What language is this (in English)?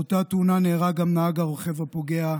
Hebrew